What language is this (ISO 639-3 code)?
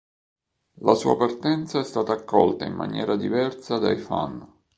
ita